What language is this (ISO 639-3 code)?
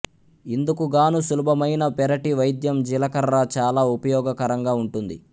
tel